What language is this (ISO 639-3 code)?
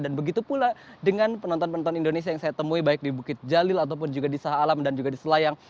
ind